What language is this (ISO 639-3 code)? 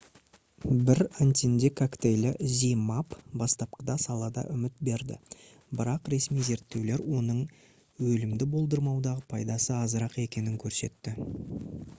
kaz